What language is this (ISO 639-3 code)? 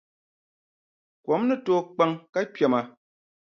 dag